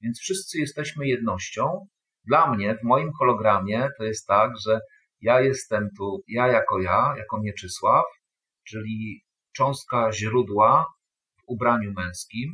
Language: Polish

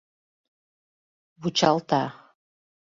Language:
Mari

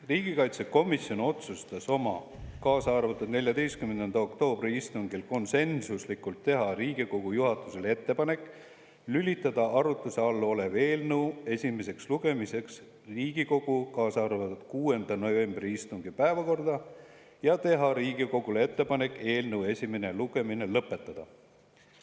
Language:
Estonian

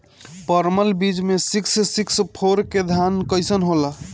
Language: Bhojpuri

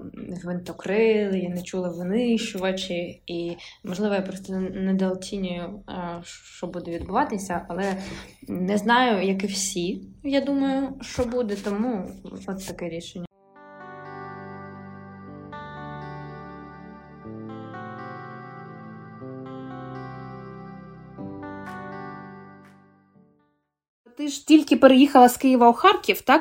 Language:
Ukrainian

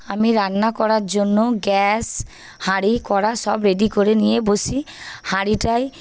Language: Bangla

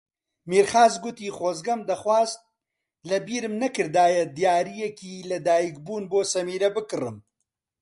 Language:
Central Kurdish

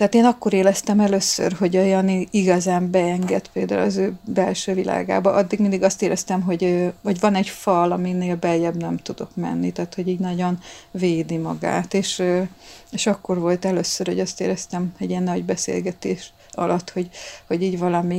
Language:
Hungarian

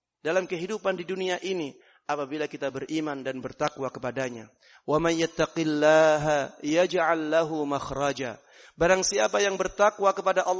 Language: Indonesian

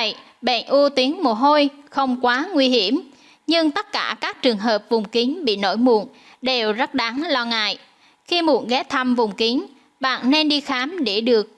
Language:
Vietnamese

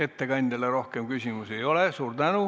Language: Estonian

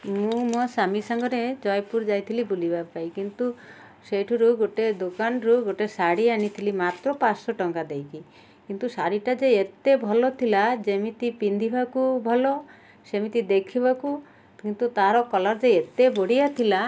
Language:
Odia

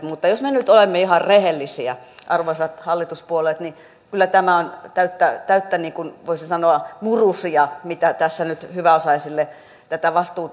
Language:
Finnish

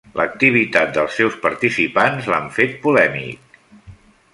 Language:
Catalan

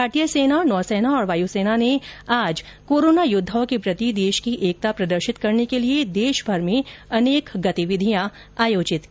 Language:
Hindi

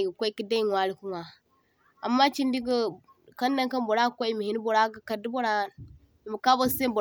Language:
Zarma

